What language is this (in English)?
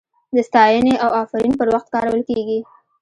Pashto